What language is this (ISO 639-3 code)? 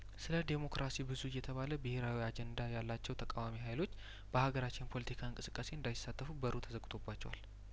amh